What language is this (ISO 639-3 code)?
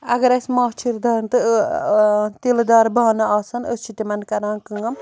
kas